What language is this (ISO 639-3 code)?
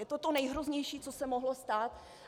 ces